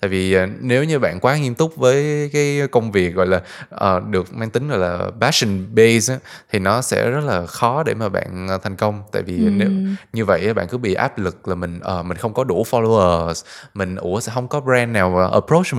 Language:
Vietnamese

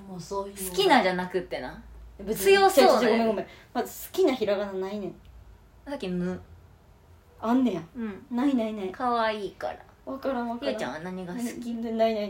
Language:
Japanese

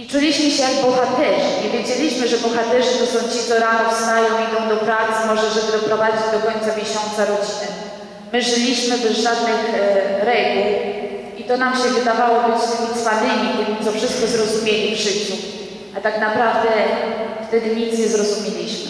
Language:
Polish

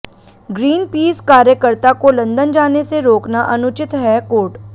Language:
Hindi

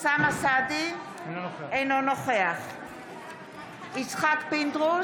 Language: Hebrew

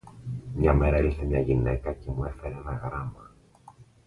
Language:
Greek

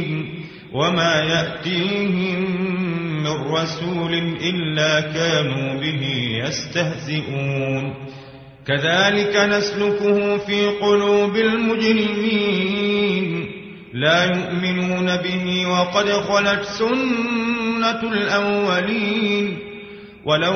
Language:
Arabic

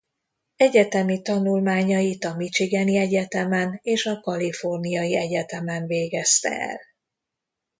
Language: Hungarian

